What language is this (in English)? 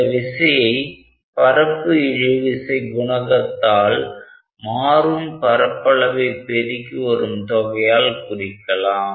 Tamil